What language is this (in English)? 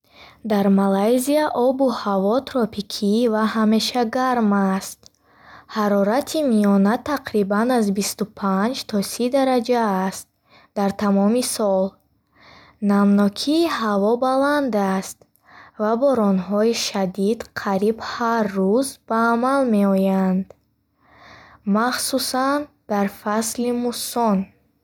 Bukharic